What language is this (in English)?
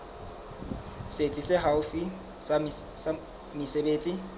Southern Sotho